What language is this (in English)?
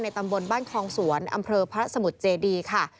Thai